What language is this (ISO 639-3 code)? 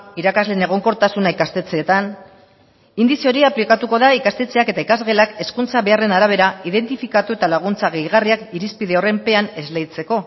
eus